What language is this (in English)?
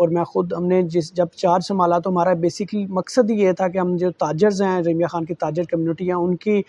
Urdu